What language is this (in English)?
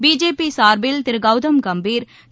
Tamil